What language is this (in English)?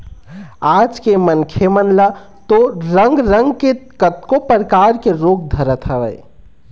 Chhattisgarhi